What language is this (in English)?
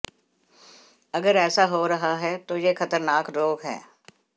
Hindi